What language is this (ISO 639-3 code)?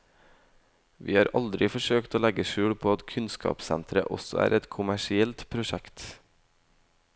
nor